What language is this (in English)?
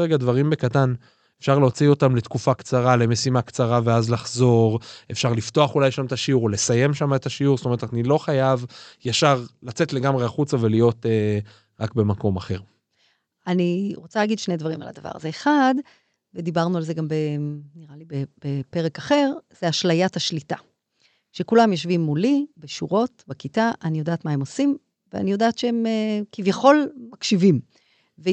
Hebrew